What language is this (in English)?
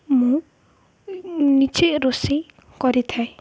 Odia